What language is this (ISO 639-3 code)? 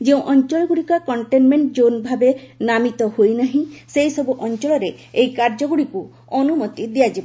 ori